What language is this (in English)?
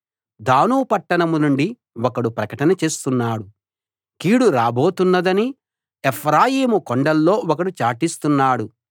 Telugu